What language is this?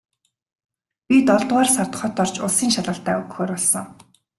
Mongolian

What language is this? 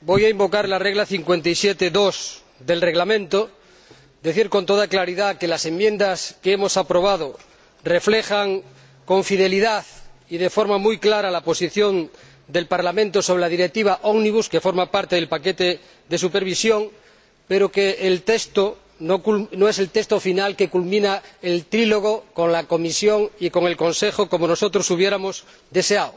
Spanish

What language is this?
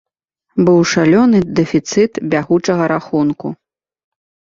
Belarusian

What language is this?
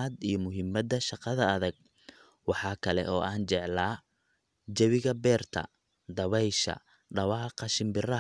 Somali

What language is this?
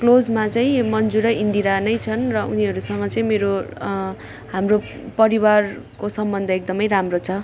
Nepali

